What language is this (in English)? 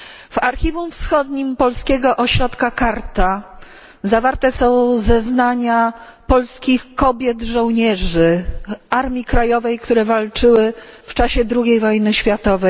Polish